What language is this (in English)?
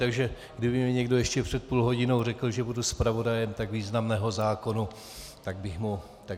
Czech